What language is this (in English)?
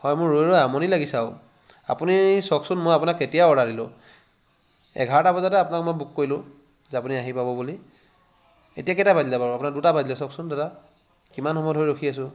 Assamese